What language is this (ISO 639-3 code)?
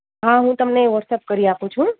guj